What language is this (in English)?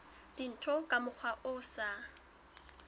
Southern Sotho